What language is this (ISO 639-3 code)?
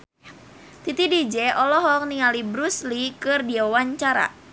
sun